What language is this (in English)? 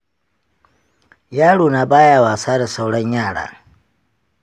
Hausa